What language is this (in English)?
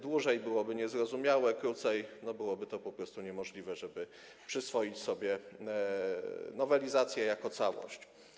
Polish